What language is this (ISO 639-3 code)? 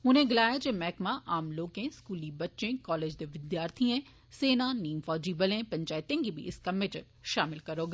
doi